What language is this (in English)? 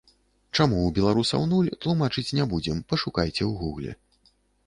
Belarusian